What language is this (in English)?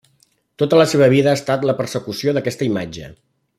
Catalan